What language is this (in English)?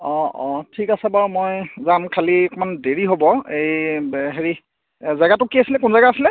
Assamese